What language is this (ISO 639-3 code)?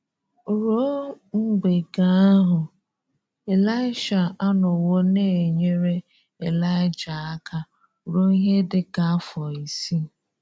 ibo